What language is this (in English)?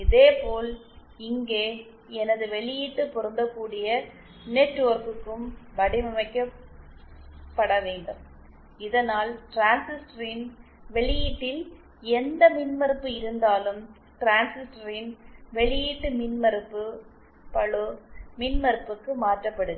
Tamil